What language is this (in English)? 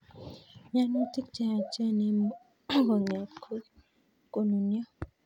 Kalenjin